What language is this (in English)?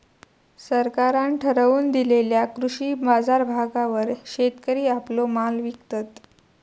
Marathi